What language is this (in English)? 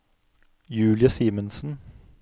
Norwegian